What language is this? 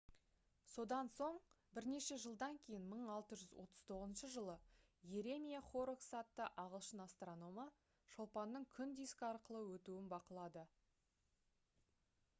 Kazakh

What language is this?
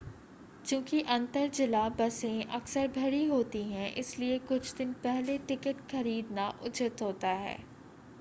Hindi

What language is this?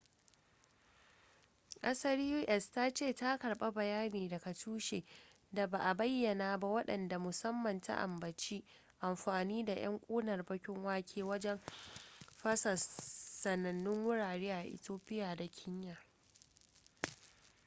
Hausa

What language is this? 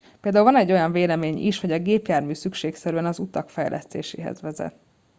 Hungarian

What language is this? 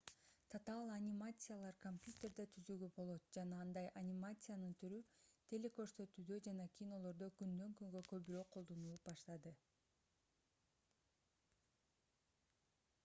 Kyrgyz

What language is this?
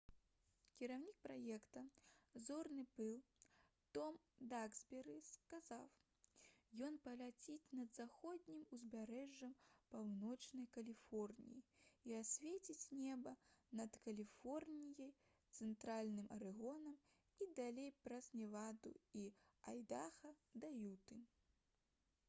Belarusian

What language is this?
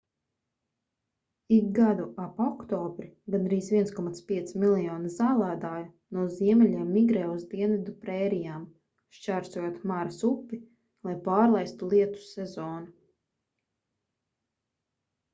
Latvian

